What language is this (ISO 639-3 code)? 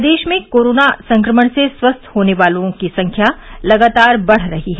hin